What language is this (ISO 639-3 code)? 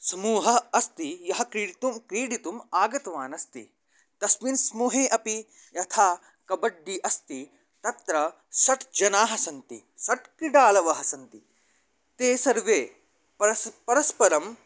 san